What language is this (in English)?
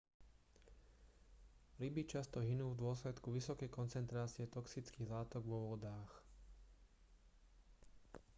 Slovak